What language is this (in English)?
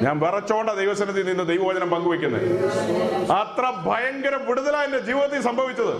Malayalam